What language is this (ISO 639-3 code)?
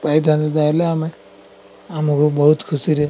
ori